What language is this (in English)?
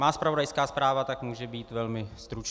Czech